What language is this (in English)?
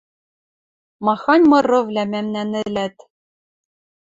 Western Mari